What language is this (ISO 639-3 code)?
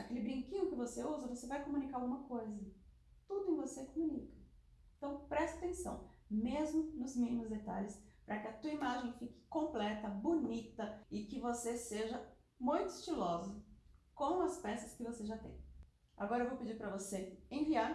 por